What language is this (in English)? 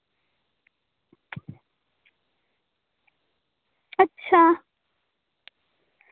Santali